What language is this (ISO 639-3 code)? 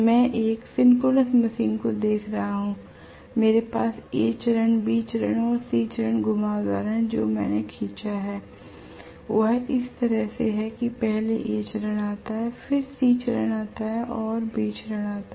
hin